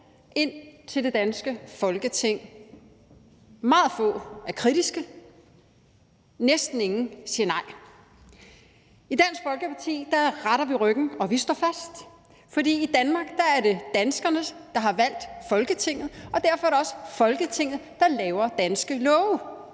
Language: Danish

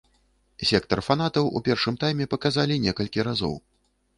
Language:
Belarusian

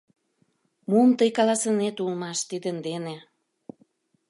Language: Mari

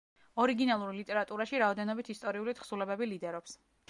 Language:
Georgian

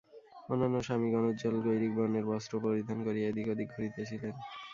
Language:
Bangla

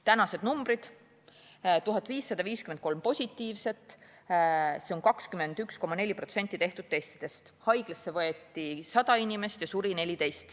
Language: Estonian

